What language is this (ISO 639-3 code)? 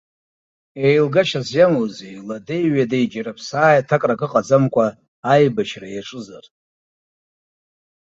abk